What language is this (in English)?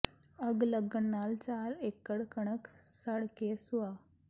Punjabi